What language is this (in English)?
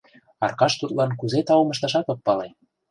Mari